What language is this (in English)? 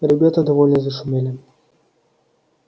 Russian